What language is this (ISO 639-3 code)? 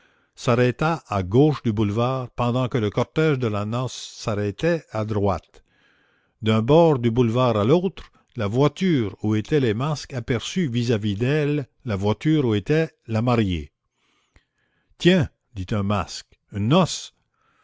fra